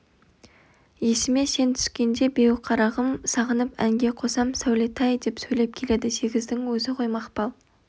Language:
Kazakh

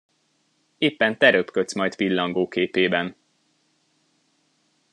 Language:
Hungarian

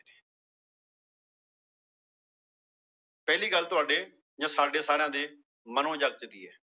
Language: Punjabi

